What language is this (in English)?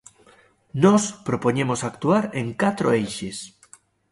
Galician